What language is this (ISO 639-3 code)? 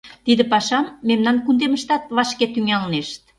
chm